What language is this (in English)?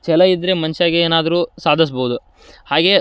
Kannada